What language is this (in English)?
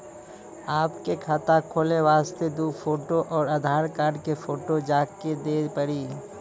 Maithili